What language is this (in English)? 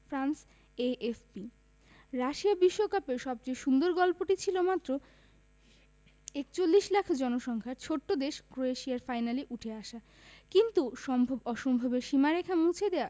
Bangla